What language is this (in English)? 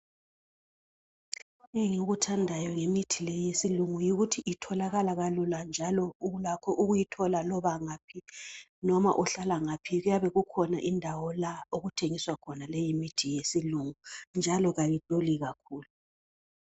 North Ndebele